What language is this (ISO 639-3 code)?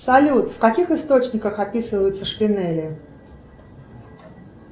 rus